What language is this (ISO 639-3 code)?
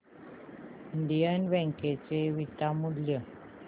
mar